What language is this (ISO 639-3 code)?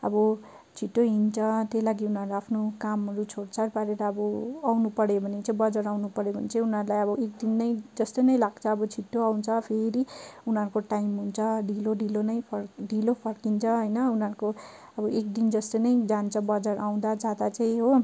nep